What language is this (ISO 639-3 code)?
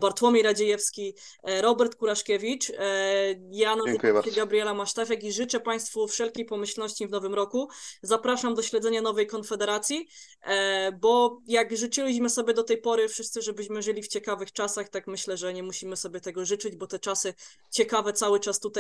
pol